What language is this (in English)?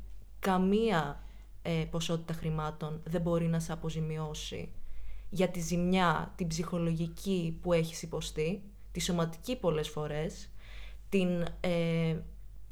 Greek